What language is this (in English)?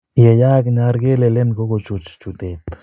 Kalenjin